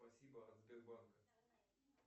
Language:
Russian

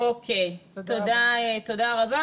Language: Hebrew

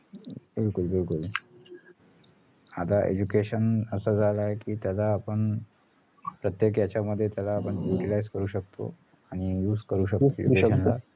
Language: Marathi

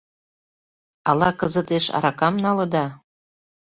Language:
Mari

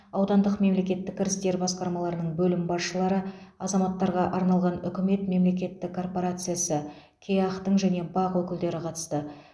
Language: Kazakh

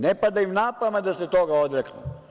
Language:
Serbian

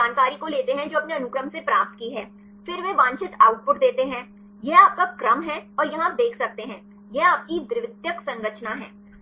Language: Hindi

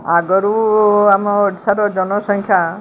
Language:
Odia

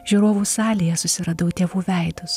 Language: Lithuanian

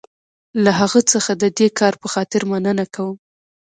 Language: Pashto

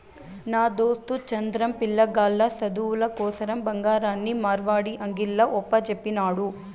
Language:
Telugu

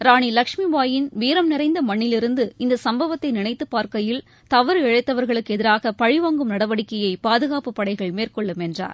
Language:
Tamil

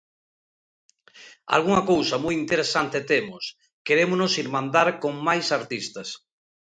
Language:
Galician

